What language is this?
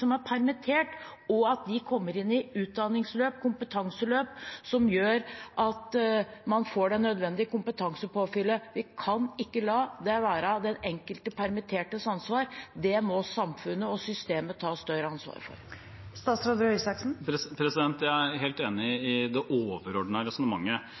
Norwegian Bokmål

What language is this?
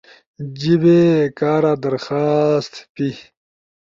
Ushojo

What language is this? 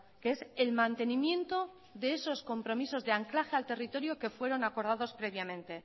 Spanish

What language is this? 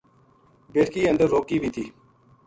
Gujari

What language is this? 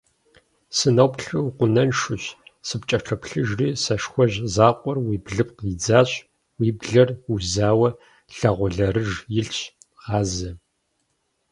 Kabardian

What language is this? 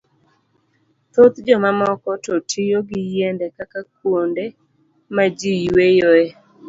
Luo (Kenya and Tanzania)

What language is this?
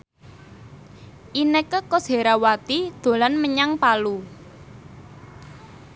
Javanese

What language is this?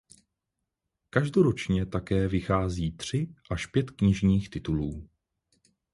Czech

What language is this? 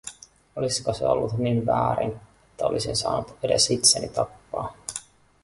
Finnish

